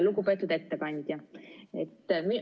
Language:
Estonian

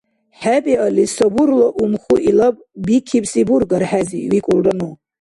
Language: Dargwa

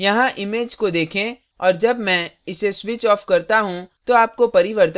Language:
Hindi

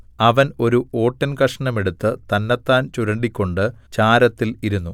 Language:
Malayalam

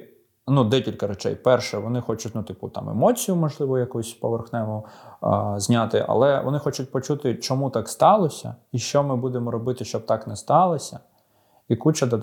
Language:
Ukrainian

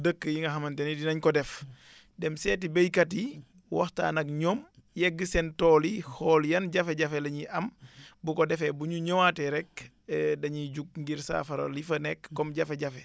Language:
Wolof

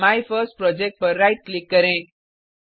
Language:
Hindi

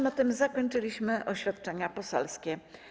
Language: Polish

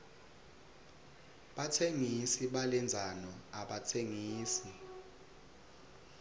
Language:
Swati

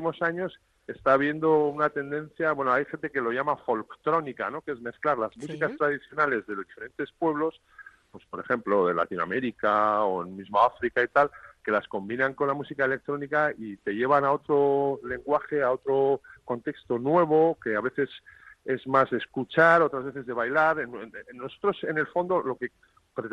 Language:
Spanish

